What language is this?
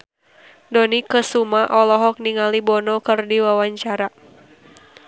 Sundanese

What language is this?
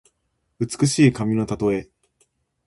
Japanese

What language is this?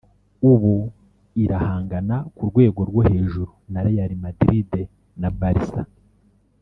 Kinyarwanda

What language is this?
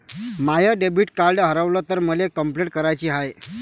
Marathi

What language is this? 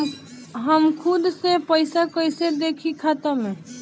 Bhojpuri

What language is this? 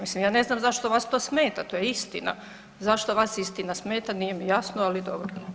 Croatian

